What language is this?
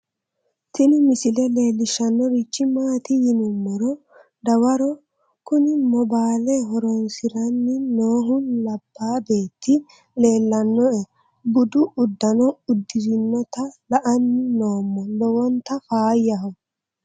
Sidamo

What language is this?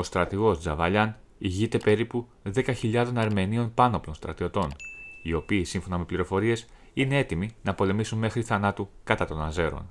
Greek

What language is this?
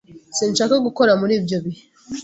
Kinyarwanda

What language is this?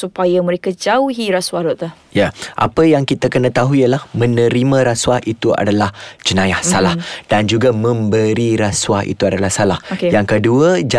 Malay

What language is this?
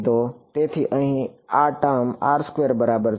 Gujarati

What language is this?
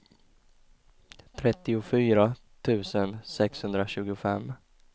Swedish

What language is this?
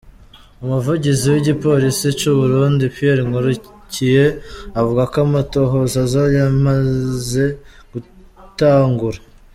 Kinyarwanda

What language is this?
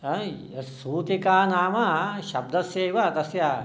Sanskrit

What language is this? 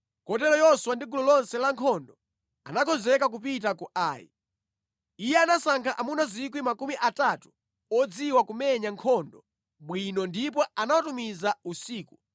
Nyanja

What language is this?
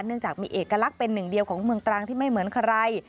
Thai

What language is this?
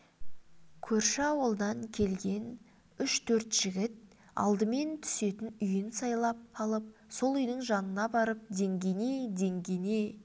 Kazakh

